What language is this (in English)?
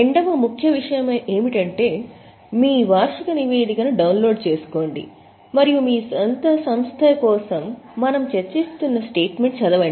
Telugu